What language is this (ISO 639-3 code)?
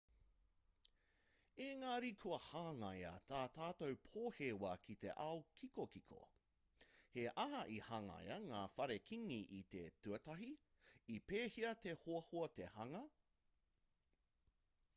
mri